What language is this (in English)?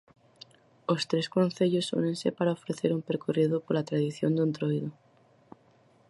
Galician